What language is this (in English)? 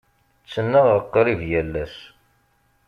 Kabyle